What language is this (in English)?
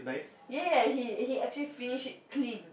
English